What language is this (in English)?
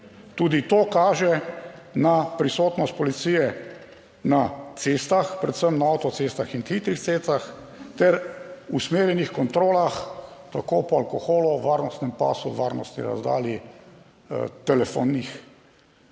Slovenian